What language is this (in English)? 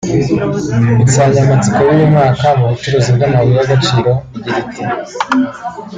Kinyarwanda